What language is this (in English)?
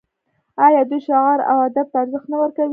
Pashto